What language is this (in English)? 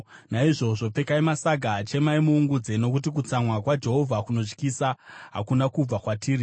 Shona